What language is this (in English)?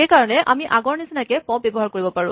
Assamese